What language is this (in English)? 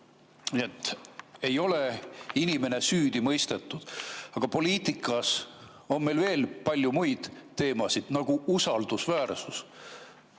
Estonian